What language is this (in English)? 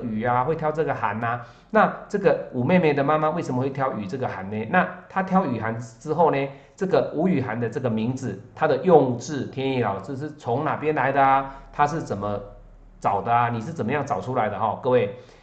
Chinese